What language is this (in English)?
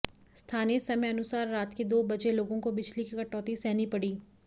Hindi